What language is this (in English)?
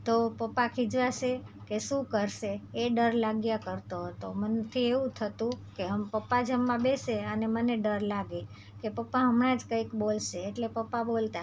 Gujarati